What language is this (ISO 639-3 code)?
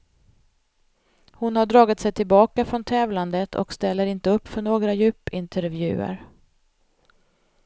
swe